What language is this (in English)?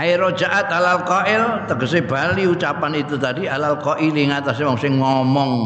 Indonesian